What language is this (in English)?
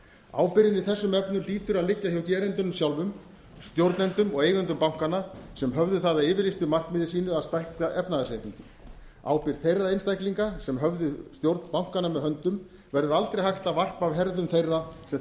Icelandic